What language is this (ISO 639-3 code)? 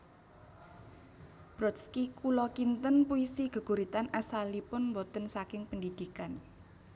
jav